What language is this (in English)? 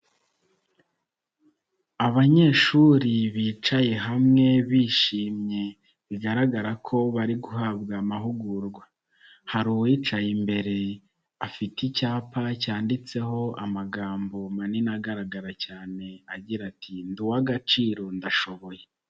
Kinyarwanda